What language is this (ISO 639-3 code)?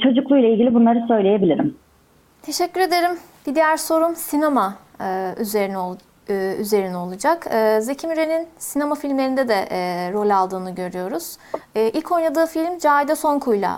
tur